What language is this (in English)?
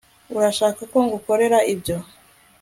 Kinyarwanda